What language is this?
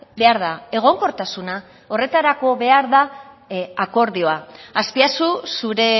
Basque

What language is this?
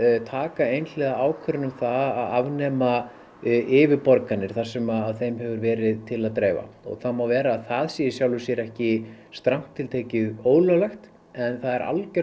Icelandic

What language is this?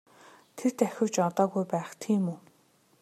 Mongolian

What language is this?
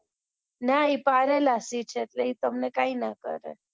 Gujarati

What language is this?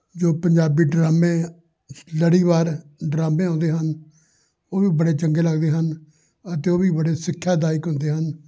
Punjabi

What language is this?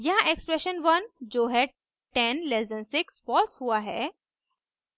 Hindi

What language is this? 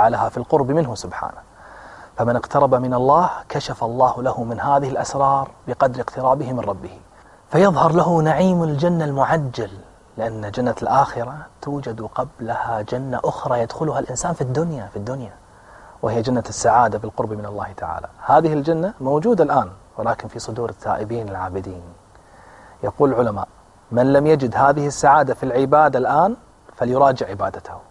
Arabic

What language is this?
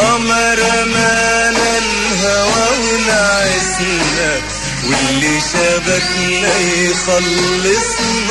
Arabic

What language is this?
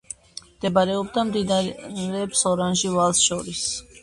Georgian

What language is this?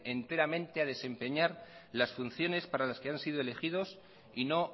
Spanish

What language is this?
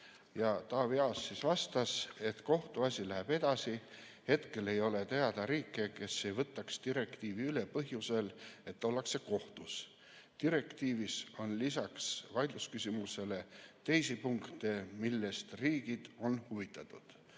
Estonian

